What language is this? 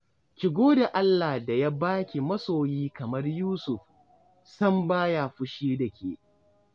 Hausa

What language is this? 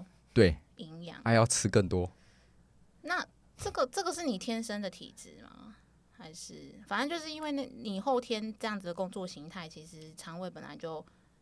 Chinese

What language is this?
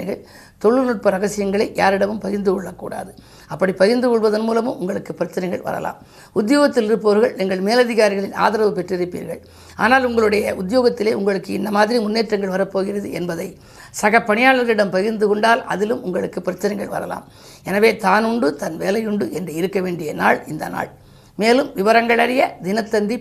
Tamil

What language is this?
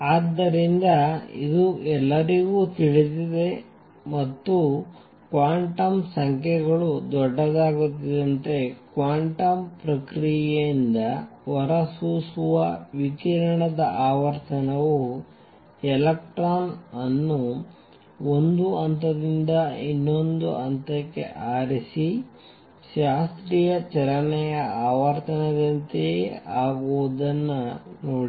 Kannada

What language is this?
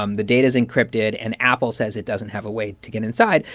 English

